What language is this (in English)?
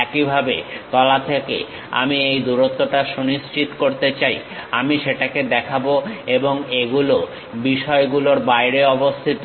Bangla